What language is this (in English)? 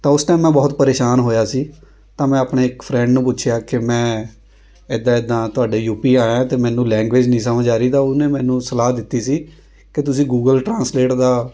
Punjabi